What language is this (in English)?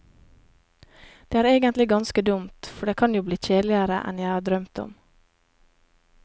Norwegian